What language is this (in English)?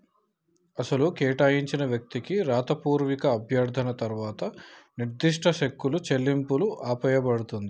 Telugu